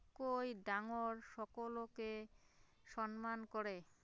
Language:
Assamese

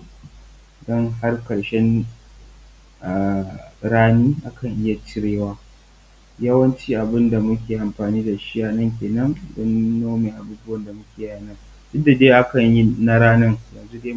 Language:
Hausa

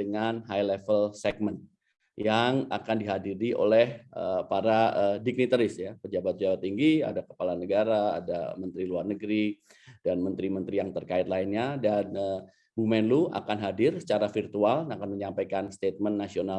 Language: Indonesian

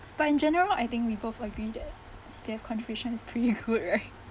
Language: English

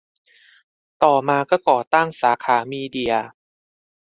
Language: Thai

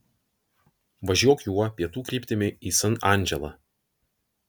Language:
Lithuanian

